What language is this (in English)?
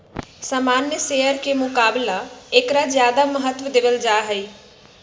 Magahi